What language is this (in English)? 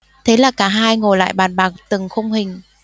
Vietnamese